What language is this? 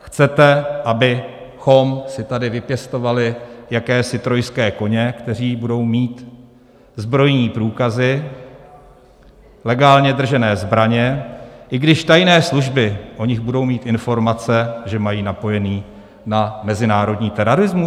Czech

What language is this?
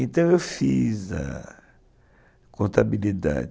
Portuguese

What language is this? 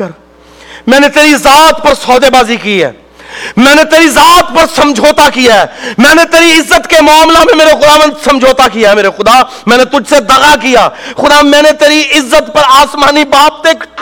Urdu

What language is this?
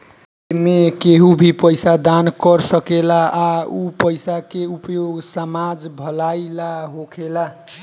Bhojpuri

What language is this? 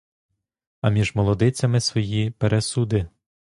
Ukrainian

